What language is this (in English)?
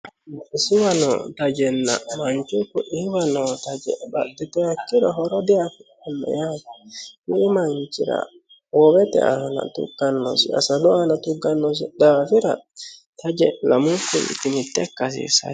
Sidamo